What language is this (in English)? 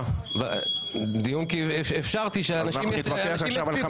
Hebrew